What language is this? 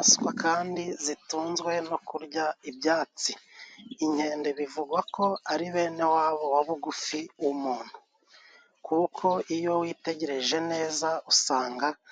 Kinyarwanda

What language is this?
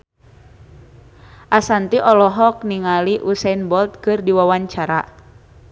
Sundanese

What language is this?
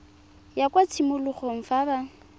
Tswana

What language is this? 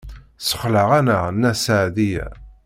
Kabyle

